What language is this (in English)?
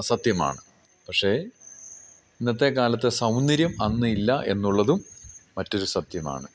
Malayalam